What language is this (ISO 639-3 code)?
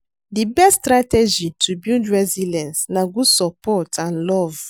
pcm